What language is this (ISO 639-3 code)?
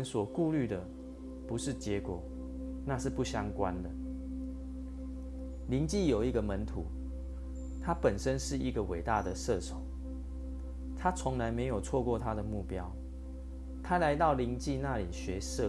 zho